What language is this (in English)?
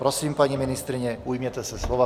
Czech